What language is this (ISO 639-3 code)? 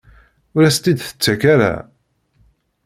kab